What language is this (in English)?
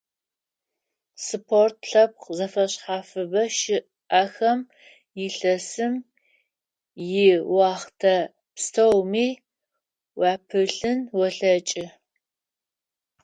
Adyghe